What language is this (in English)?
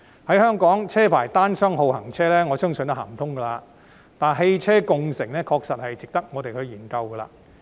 Cantonese